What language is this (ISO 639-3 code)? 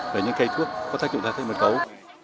vie